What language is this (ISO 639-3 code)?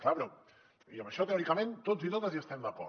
cat